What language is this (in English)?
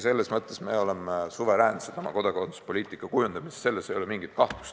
Estonian